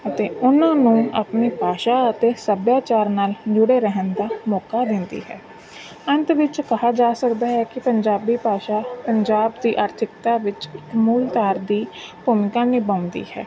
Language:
Punjabi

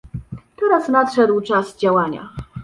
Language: Polish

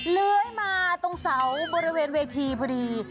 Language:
Thai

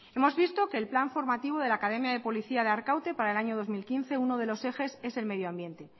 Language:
Spanish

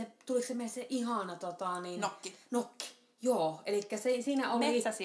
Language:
Finnish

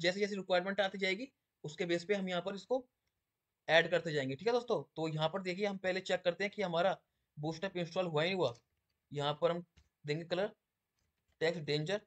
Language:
Hindi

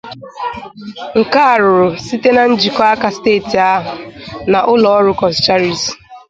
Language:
Igbo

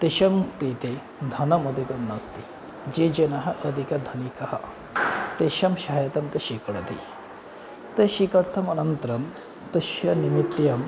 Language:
Sanskrit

